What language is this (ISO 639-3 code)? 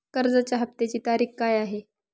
mar